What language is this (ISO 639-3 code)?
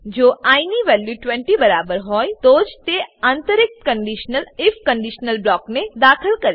guj